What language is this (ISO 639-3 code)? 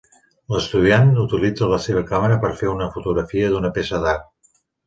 cat